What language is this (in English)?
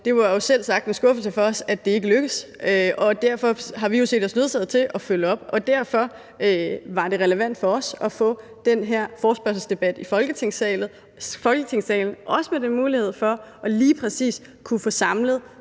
Danish